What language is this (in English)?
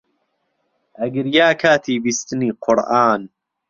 Central Kurdish